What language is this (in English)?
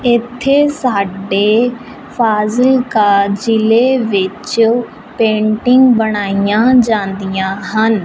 Punjabi